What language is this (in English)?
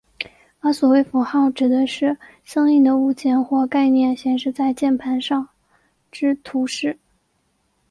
Chinese